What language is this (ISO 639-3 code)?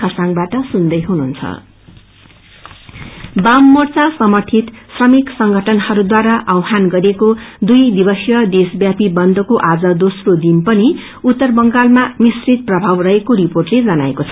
nep